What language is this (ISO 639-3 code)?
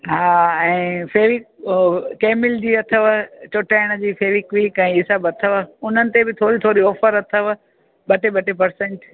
snd